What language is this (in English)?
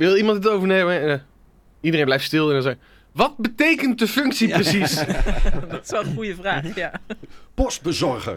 Dutch